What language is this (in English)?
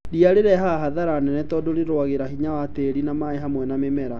Kikuyu